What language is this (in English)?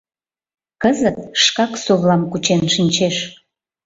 Mari